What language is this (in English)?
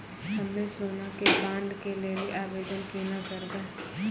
Maithili